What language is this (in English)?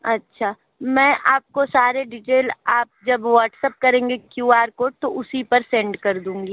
Hindi